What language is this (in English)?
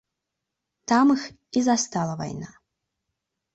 Belarusian